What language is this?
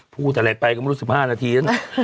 Thai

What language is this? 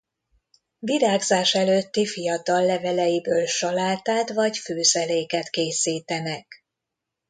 Hungarian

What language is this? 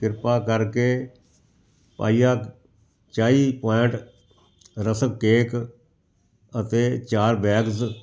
Punjabi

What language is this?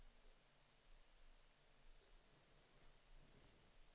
Swedish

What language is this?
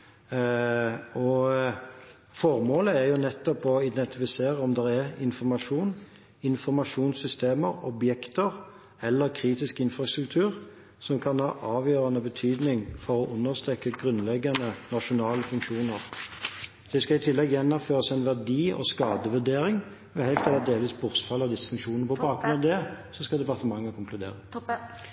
Norwegian Bokmål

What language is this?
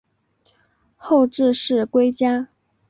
Chinese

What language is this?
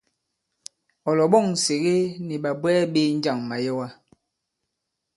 Bankon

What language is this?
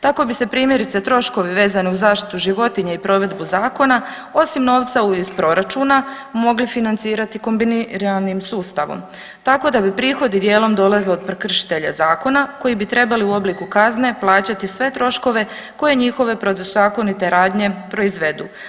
Croatian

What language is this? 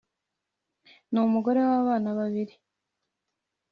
Kinyarwanda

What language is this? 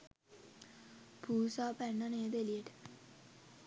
Sinhala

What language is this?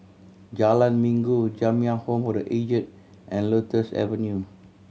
English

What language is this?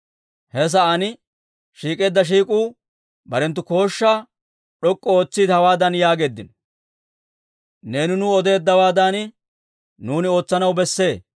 Dawro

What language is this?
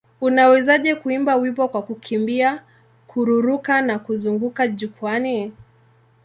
Swahili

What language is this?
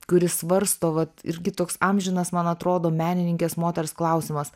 Lithuanian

